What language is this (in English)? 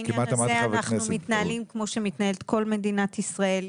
Hebrew